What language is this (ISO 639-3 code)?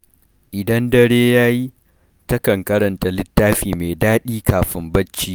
hau